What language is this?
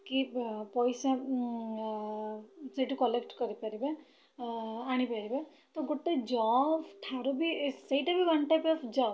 Odia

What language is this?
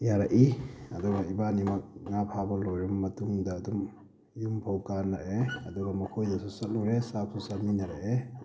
Manipuri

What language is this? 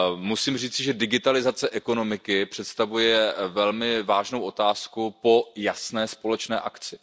Czech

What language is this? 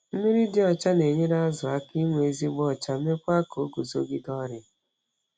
Igbo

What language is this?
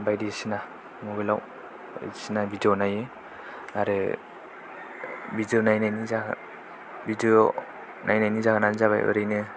Bodo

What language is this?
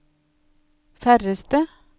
Norwegian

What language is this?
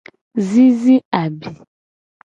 Gen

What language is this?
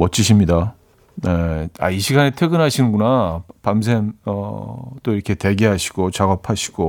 Korean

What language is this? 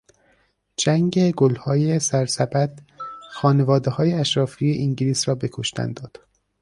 Persian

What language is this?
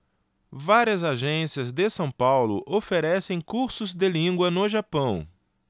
Portuguese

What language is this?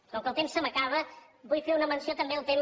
Catalan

